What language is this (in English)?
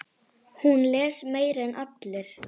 Icelandic